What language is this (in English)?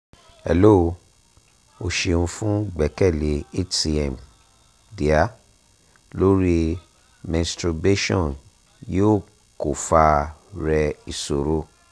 Yoruba